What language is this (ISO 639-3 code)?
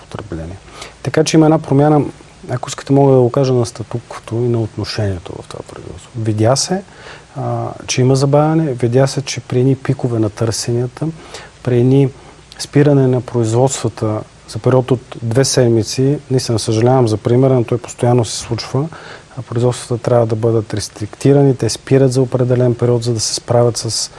bul